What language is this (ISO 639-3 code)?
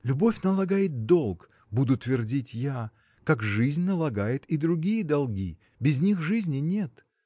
rus